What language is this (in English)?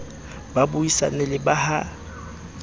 Southern Sotho